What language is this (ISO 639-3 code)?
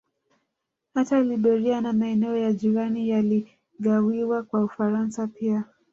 swa